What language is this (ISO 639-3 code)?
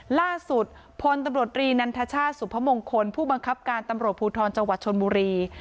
tha